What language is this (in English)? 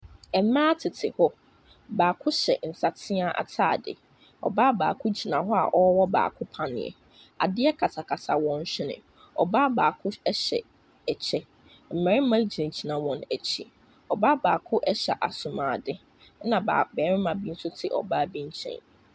Akan